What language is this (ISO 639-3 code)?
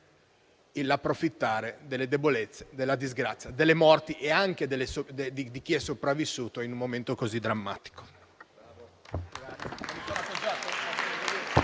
ita